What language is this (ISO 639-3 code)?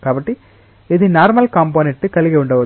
tel